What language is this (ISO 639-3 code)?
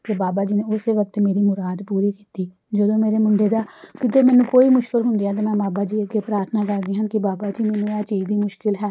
pan